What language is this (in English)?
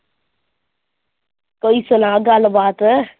Punjabi